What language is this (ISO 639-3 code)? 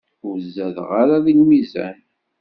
kab